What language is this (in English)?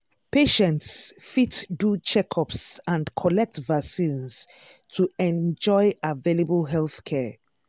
Nigerian Pidgin